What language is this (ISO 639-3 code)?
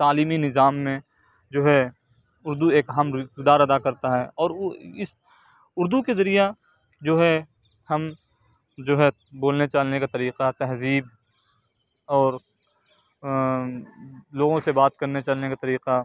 urd